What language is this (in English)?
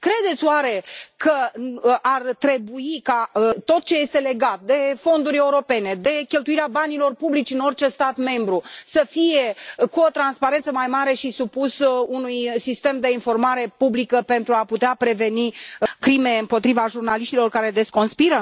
Romanian